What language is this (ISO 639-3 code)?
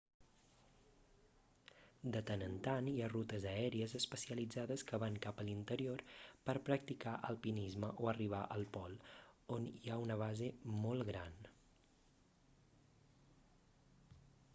cat